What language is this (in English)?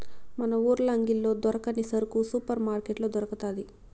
Telugu